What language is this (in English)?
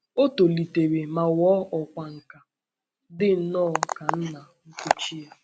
Igbo